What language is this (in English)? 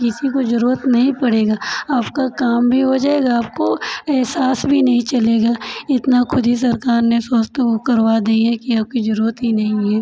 Hindi